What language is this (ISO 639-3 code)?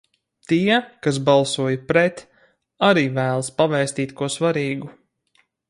lav